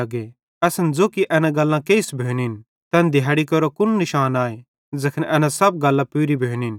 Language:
Bhadrawahi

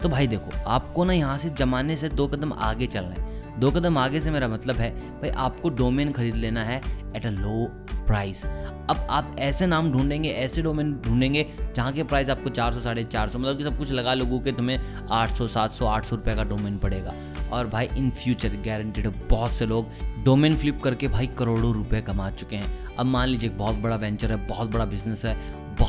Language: Hindi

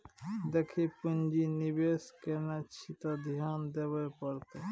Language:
Maithili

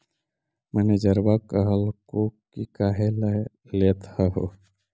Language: Magahi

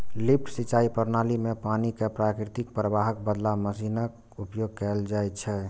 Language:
Maithili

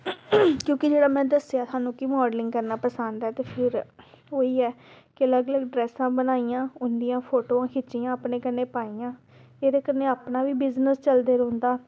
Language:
Dogri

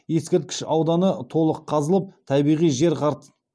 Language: Kazakh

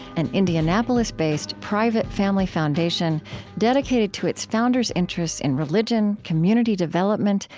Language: English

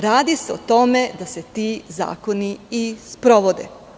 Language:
Serbian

